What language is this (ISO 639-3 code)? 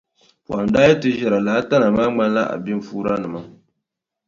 dag